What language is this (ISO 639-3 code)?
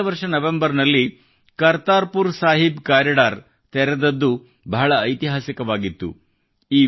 kan